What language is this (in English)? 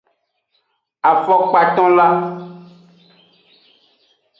Aja (Benin)